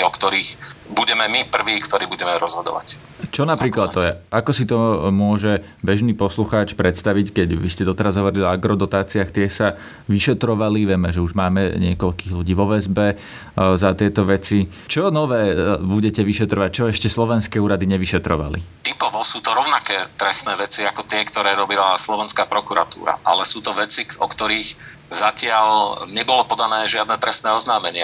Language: Slovak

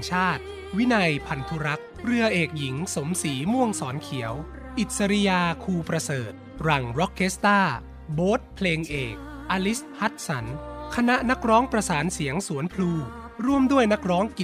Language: Thai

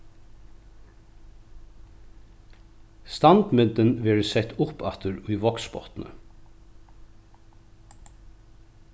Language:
Faroese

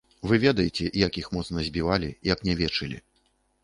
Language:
Belarusian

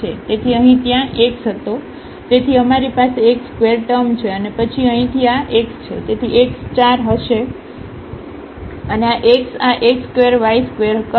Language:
Gujarati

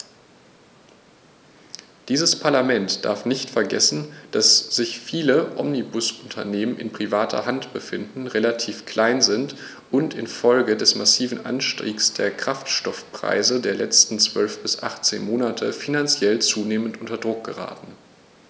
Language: German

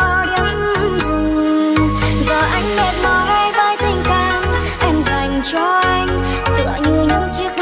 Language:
Vietnamese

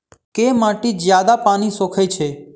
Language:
Maithili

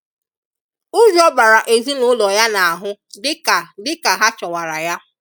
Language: Igbo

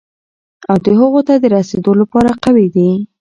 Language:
Pashto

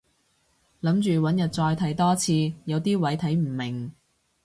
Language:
Cantonese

